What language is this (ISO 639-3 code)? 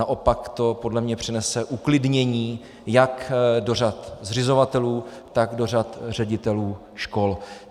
ces